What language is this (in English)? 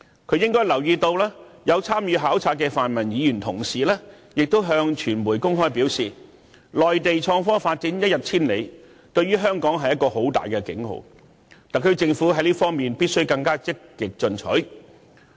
Cantonese